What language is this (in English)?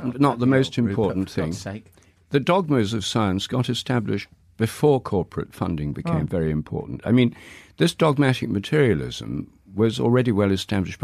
English